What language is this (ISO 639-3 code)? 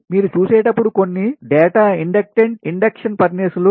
tel